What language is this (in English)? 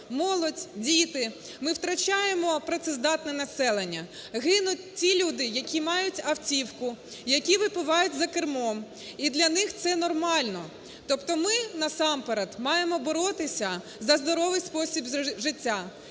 Ukrainian